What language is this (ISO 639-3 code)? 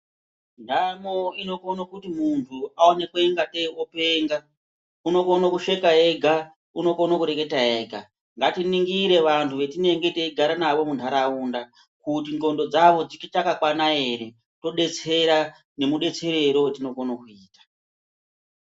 ndc